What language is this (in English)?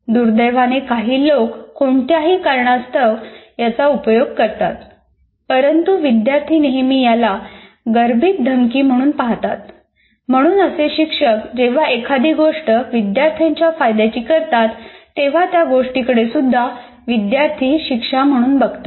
Marathi